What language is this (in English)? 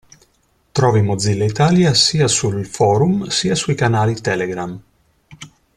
Italian